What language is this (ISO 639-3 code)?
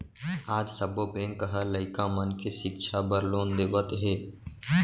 hne